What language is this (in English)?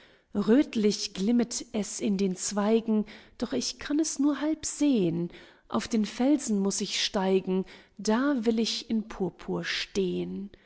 German